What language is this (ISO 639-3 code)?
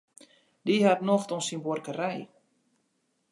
fry